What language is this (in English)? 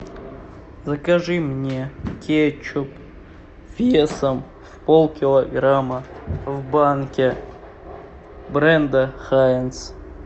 Russian